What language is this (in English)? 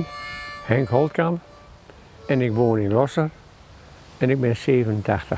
Dutch